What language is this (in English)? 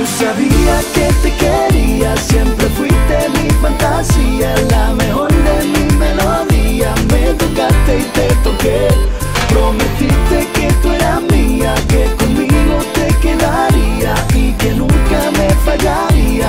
Romanian